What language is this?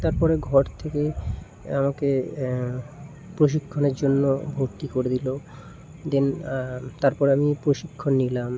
Bangla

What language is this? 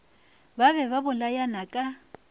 Northern Sotho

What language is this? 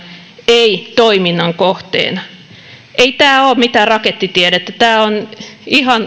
Finnish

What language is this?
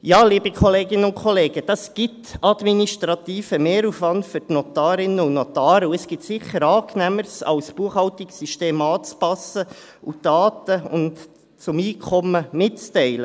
Swiss German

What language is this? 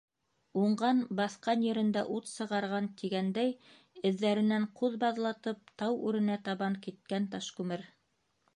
Bashkir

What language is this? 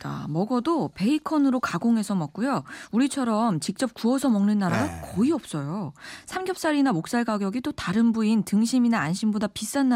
Korean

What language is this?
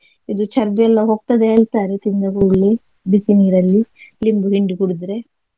Kannada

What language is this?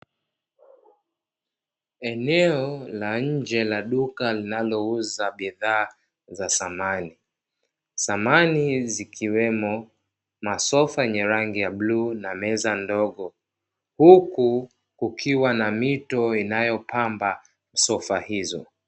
Swahili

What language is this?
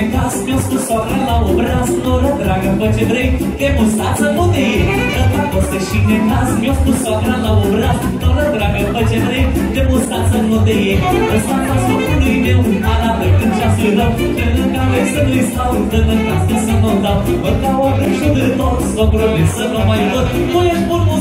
Romanian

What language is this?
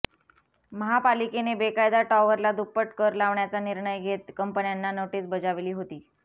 Marathi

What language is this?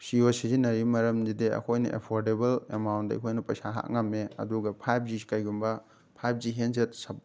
Manipuri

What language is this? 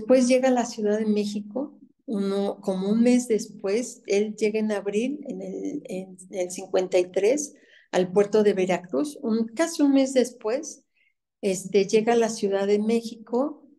Spanish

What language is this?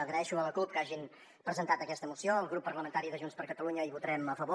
Catalan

